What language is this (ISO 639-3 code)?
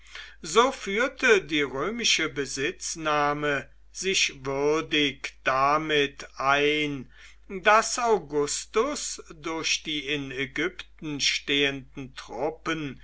deu